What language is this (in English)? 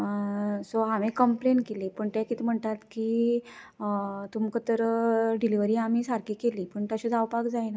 Konkani